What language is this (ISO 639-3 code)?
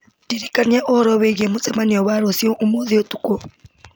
kik